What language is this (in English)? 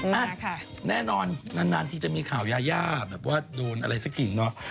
Thai